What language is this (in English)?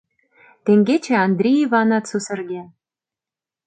Mari